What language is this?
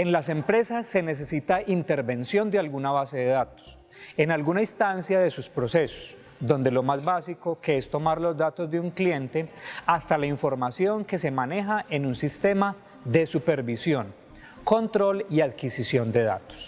Spanish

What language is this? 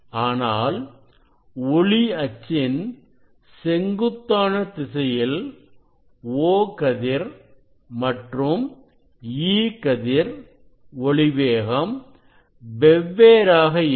Tamil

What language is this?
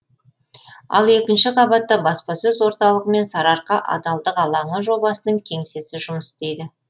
Kazakh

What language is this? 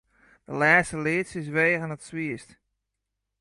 Western Frisian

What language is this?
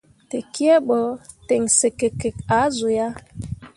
Mundang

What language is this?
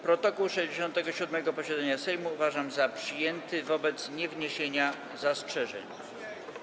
Polish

